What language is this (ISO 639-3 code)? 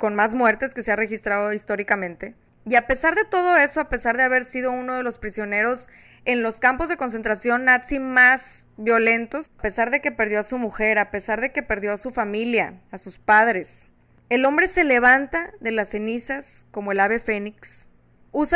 spa